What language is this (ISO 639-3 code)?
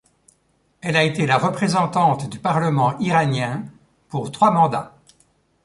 fra